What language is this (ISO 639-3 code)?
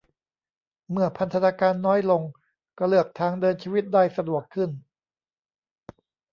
tha